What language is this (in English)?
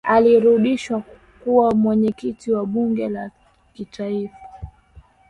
Swahili